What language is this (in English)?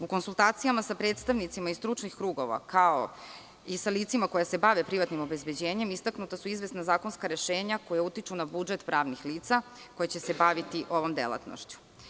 Serbian